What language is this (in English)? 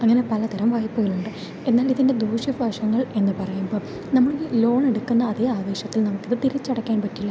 Malayalam